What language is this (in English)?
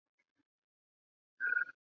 Chinese